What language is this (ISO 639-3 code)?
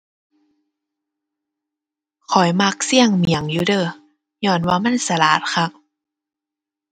tha